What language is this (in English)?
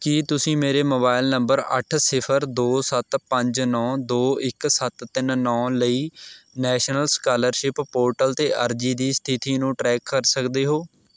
Punjabi